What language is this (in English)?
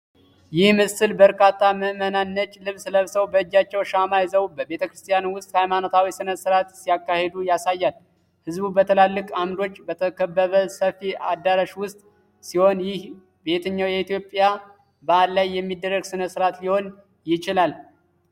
Amharic